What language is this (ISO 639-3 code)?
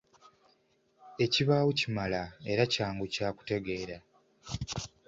lug